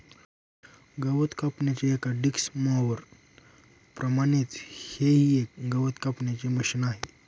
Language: Marathi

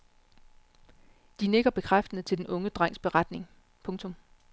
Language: Danish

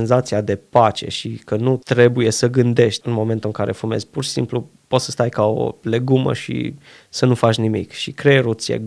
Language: Romanian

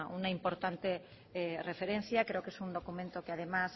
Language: Spanish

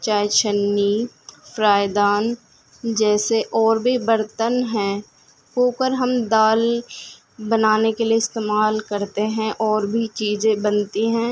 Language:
Urdu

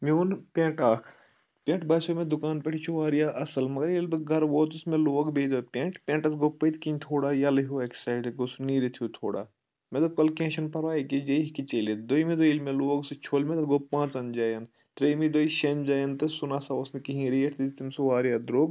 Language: Kashmiri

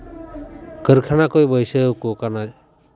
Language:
Santali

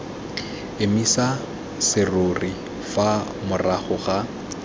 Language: Tswana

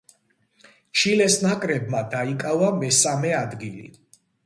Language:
Georgian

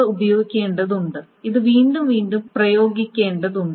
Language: Malayalam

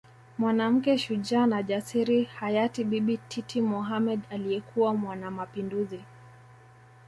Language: Swahili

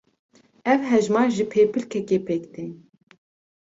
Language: Kurdish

